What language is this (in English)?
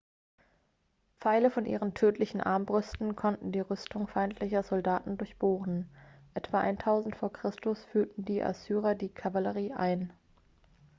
German